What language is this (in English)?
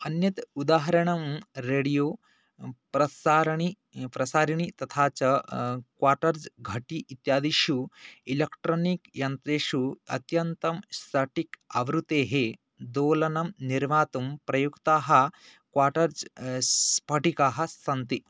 Sanskrit